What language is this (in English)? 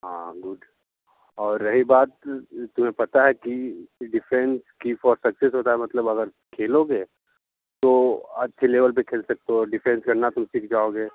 Hindi